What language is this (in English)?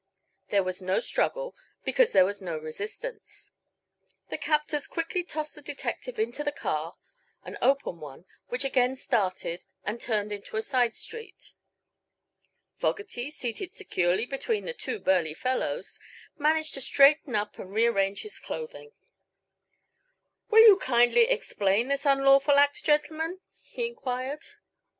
English